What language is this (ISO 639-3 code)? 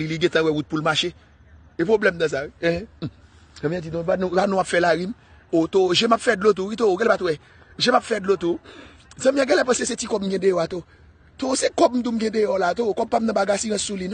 fra